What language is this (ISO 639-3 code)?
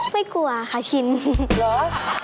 tha